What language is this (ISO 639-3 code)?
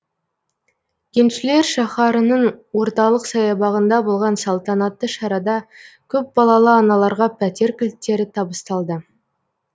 kaz